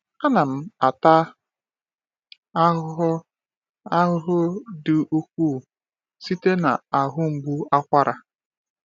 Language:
Igbo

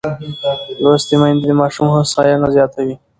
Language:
Pashto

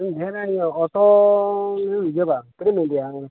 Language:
Santali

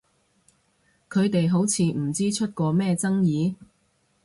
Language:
Cantonese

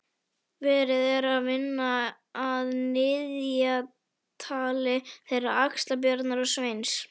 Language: Icelandic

